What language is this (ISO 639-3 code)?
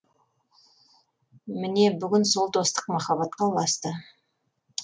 kaz